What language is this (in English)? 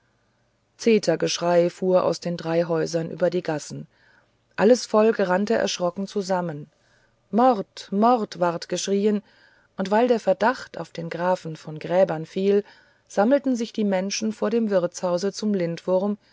German